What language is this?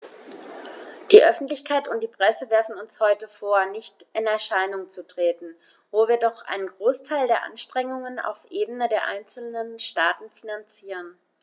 German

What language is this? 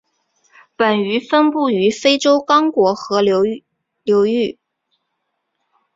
Chinese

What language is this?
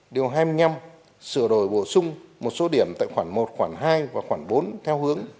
Vietnamese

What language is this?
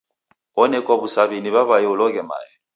Taita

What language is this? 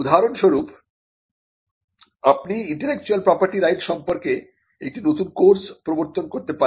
Bangla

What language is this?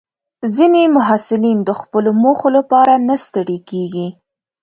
Pashto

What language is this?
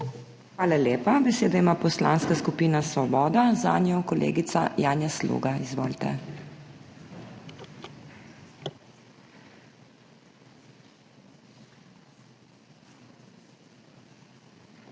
Slovenian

